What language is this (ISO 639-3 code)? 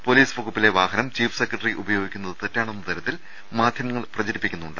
mal